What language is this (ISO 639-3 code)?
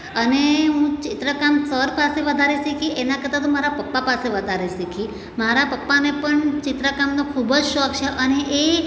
guj